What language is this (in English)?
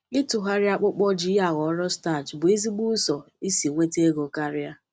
Igbo